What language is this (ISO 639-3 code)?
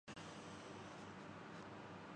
urd